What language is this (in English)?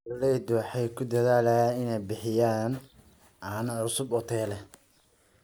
Somali